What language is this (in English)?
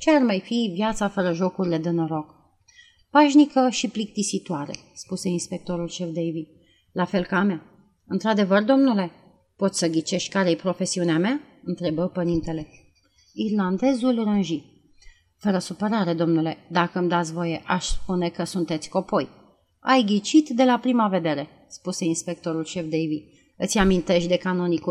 Romanian